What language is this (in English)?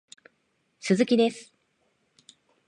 Japanese